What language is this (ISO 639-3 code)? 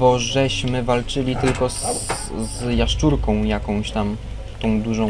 pol